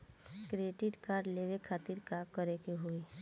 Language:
Bhojpuri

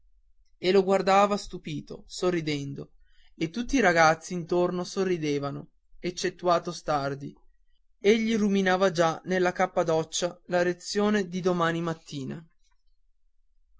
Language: Italian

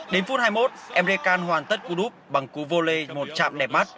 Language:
Vietnamese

